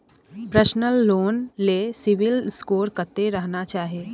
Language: Maithili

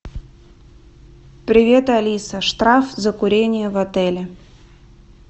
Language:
Russian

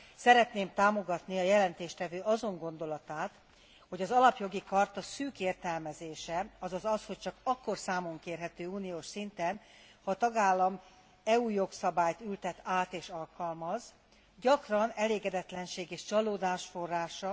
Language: Hungarian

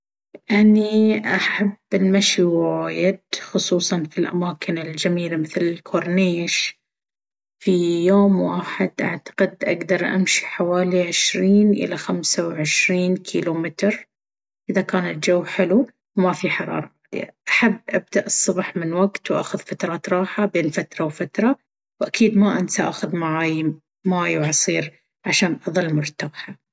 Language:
Baharna Arabic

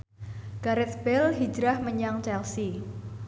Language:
Javanese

